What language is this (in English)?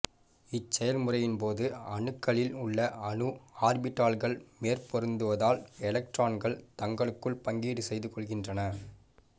Tamil